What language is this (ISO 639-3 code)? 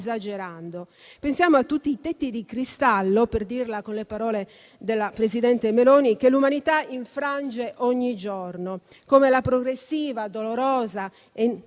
ita